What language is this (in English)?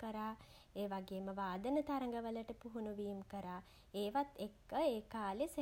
Sinhala